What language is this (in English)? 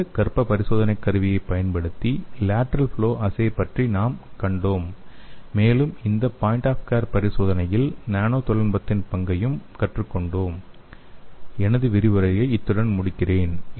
Tamil